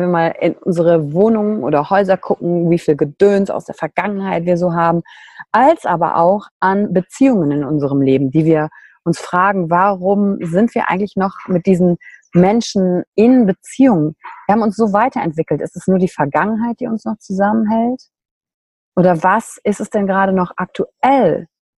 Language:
German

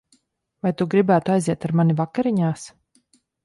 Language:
Latvian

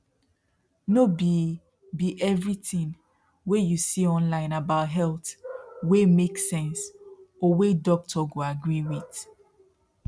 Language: Nigerian Pidgin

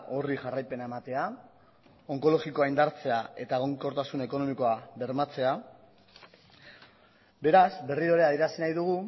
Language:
Basque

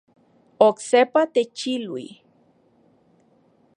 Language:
Central Puebla Nahuatl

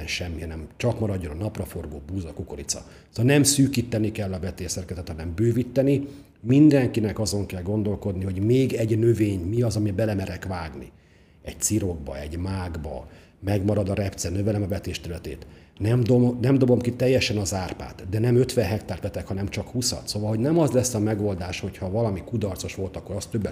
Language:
Hungarian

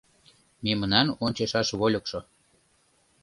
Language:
Mari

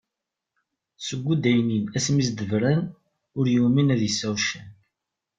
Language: Kabyle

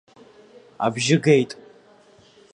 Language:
Abkhazian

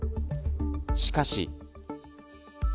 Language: Japanese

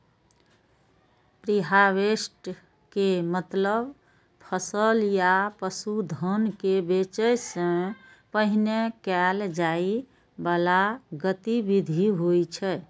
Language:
Maithili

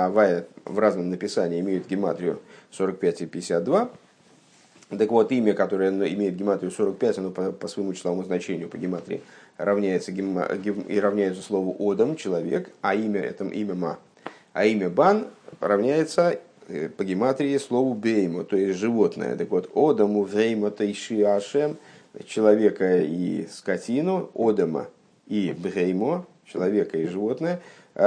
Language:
Russian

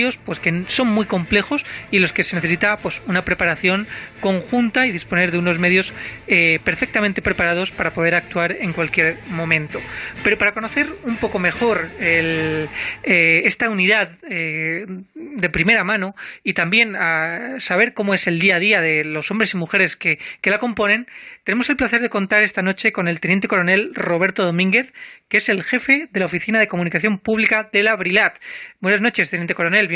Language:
Spanish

